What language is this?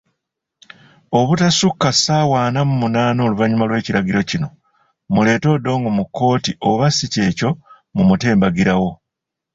Ganda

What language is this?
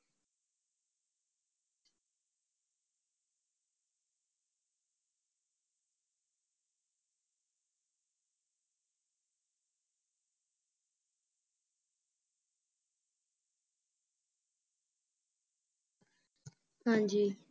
Punjabi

